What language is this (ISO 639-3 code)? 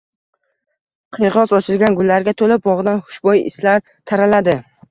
uzb